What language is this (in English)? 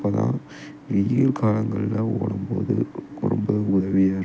Tamil